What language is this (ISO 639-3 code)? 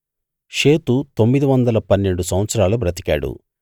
tel